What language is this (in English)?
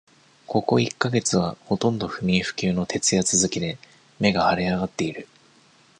Japanese